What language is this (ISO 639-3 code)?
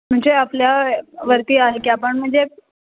mar